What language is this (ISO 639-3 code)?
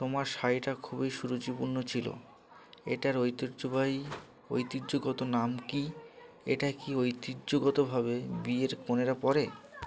ben